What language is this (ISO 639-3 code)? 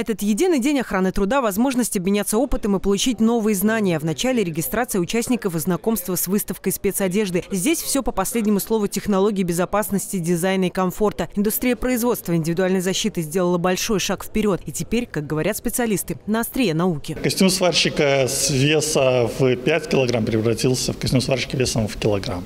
rus